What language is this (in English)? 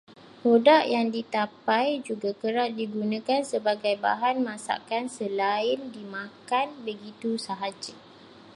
Malay